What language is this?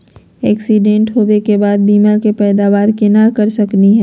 Magahi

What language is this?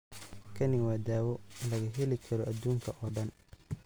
Somali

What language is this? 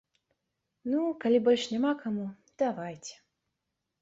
Belarusian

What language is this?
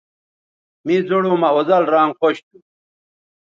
Bateri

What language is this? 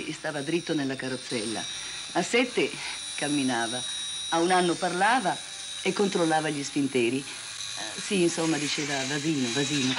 Italian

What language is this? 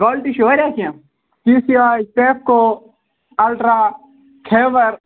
Kashmiri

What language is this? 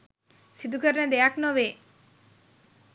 Sinhala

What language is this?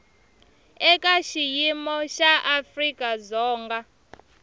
Tsonga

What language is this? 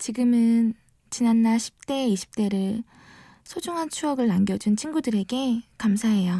Korean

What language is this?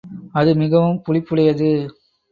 Tamil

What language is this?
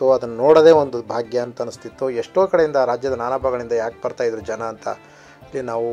Romanian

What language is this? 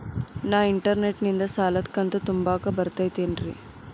Kannada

